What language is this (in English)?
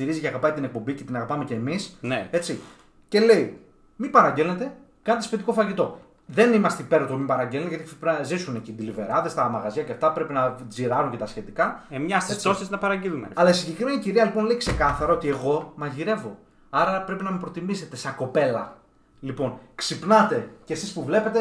Greek